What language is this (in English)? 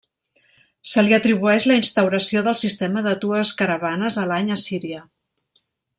Catalan